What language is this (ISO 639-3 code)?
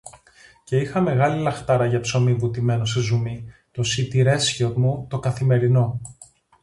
ell